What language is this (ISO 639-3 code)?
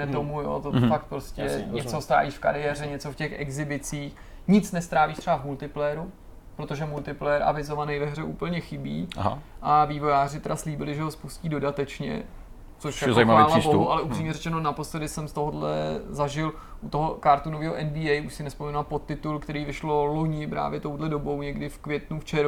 ces